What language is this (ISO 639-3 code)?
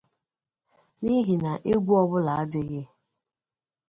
ibo